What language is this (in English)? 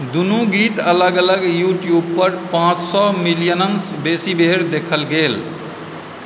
Maithili